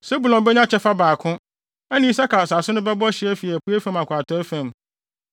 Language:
Akan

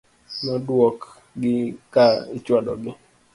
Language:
Luo (Kenya and Tanzania)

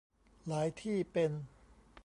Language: Thai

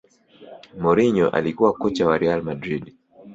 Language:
Swahili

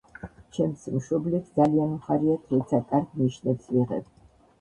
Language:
Georgian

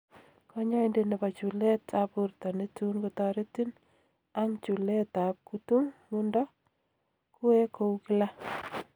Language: Kalenjin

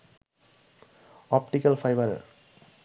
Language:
Bangla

